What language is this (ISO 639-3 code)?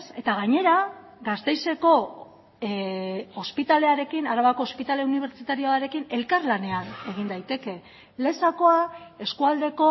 eus